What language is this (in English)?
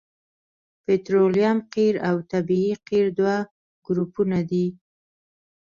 Pashto